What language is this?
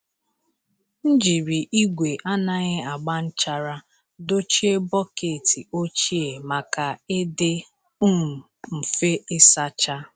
Igbo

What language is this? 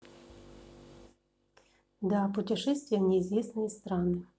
Russian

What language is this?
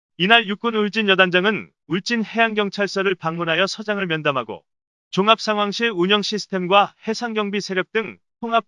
Korean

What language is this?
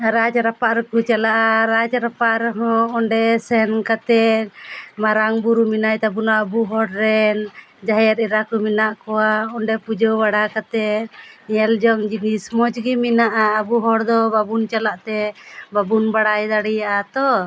Santali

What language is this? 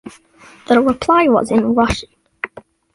English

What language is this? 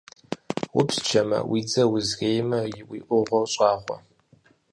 Kabardian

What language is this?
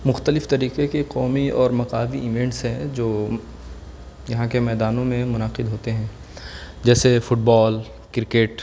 Urdu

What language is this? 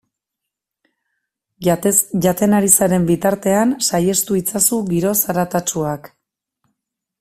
Basque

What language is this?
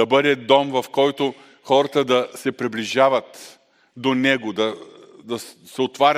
Bulgarian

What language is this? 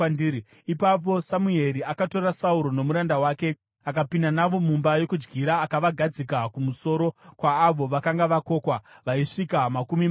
Shona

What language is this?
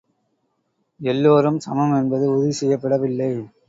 Tamil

